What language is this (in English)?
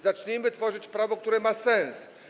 Polish